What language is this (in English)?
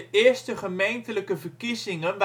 Dutch